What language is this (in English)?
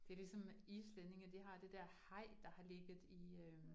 Danish